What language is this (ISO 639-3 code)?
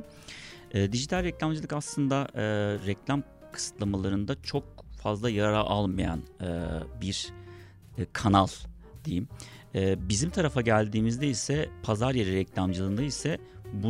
tur